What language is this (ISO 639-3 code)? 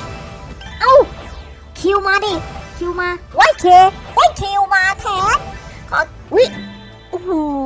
tha